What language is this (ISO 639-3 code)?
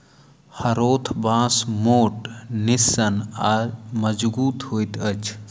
mai